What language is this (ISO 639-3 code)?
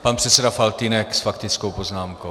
ces